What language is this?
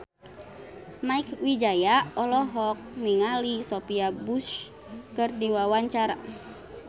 Sundanese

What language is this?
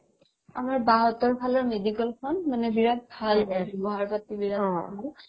Assamese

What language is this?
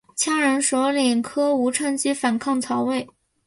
Chinese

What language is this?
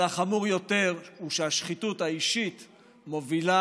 Hebrew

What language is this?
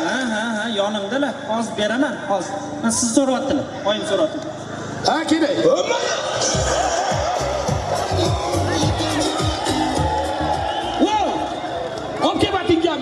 Turkish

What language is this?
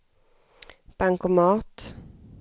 Swedish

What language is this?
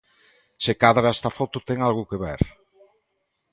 Galician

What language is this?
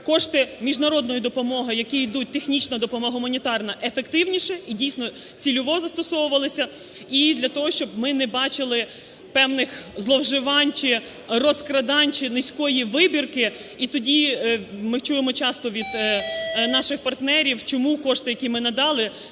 Ukrainian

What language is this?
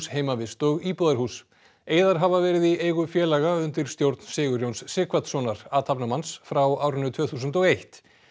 Icelandic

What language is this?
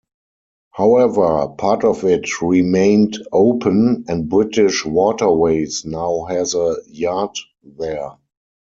English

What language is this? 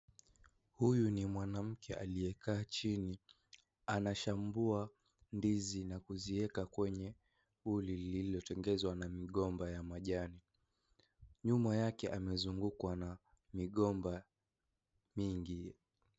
Swahili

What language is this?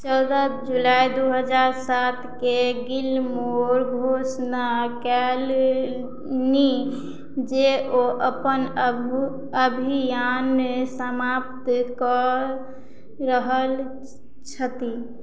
Maithili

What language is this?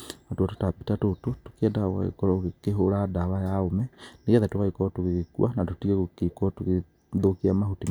Kikuyu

